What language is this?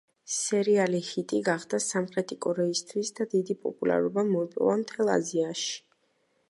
Georgian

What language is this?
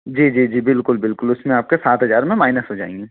Hindi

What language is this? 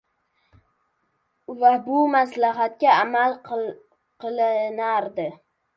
Uzbek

